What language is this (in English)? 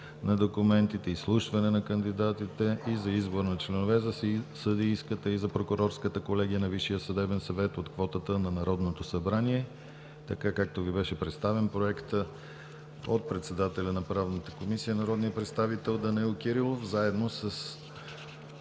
Bulgarian